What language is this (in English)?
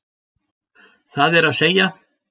Icelandic